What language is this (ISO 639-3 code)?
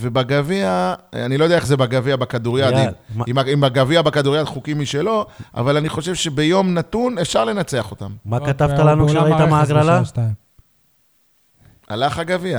heb